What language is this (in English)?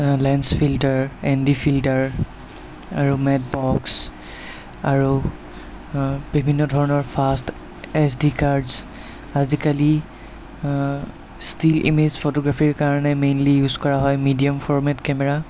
Assamese